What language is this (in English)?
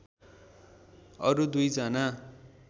Nepali